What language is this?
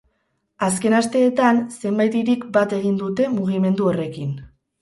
Basque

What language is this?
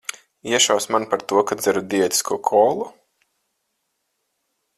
Latvian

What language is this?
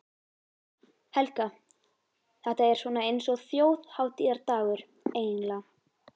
Icelandic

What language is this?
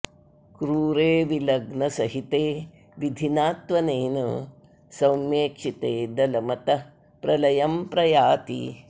Sanskrit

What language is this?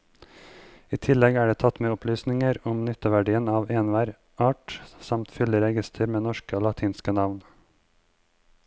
Norwegian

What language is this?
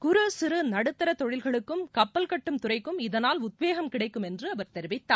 Tamil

